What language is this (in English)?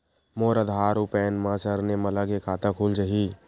Chhattisgarhi